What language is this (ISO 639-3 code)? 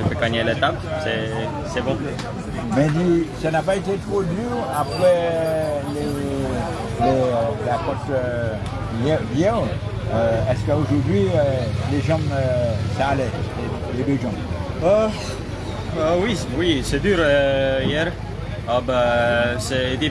fra